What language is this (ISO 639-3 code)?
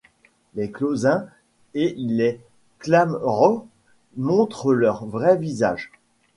fra